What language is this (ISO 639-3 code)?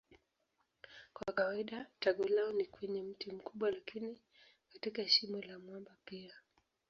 swa